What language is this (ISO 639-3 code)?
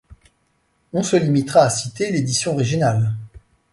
fra